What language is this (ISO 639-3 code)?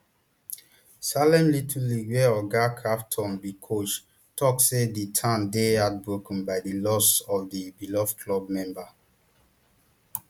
pcm